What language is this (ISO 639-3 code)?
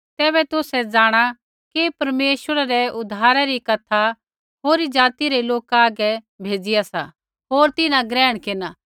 kfx